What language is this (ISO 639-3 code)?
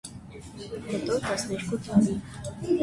hye